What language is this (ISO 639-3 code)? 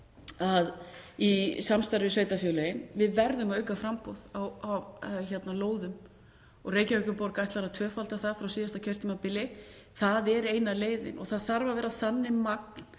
isl